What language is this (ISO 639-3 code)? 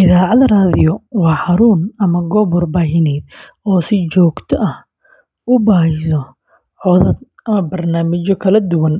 som